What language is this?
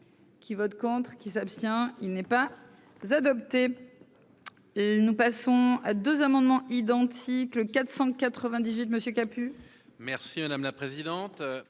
French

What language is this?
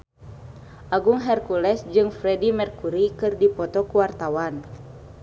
Sundanese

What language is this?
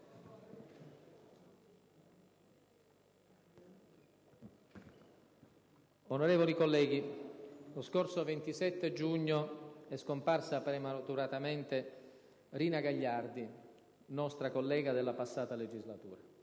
Italian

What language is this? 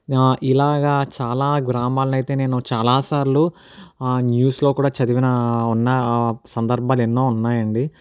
Telugu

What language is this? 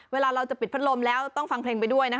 Thai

